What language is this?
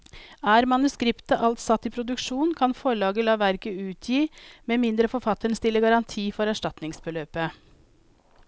Norwegian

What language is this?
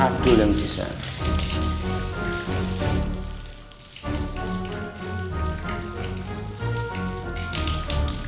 Indonesian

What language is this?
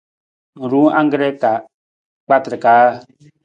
Nawdm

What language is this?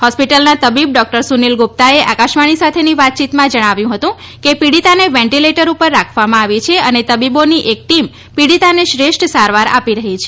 Gujarati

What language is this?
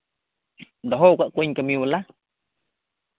Santali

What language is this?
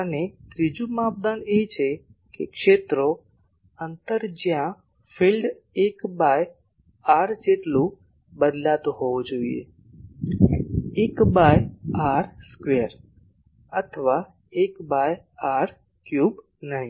Gujarati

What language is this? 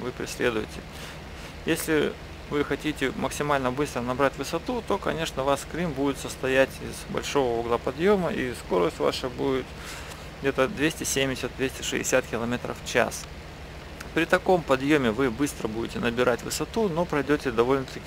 Russian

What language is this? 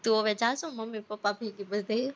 Gujarati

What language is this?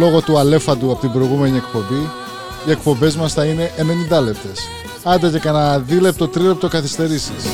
Greek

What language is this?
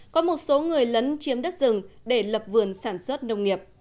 Vietnamese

